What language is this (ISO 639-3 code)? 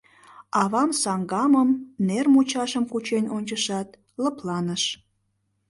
chm